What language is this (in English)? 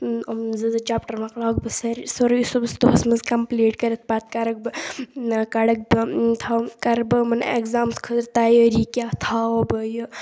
Kashmiri